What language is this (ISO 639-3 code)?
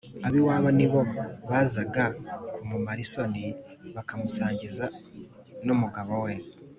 kin